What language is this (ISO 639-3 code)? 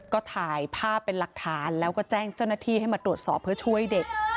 tha